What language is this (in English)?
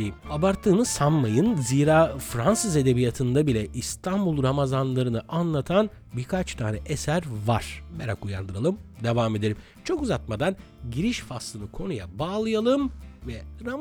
Turkish